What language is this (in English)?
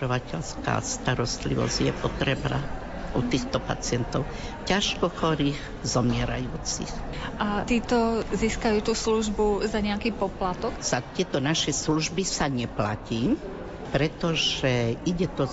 Slovak